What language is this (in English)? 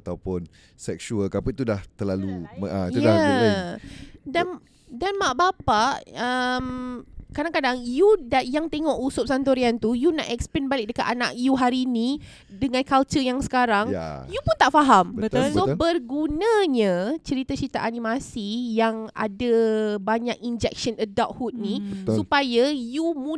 Malay